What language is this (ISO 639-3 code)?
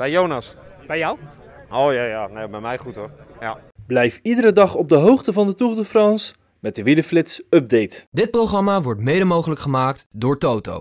nld